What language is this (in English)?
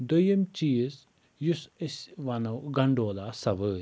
Kashmiri